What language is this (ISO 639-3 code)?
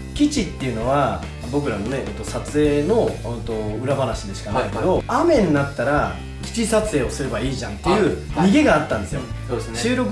jpn